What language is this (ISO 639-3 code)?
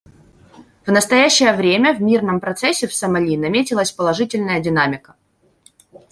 rus